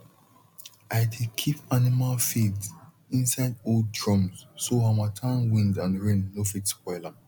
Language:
Nigerian Pidgin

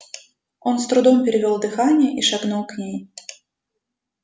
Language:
Russian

